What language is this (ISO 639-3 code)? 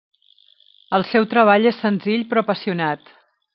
cat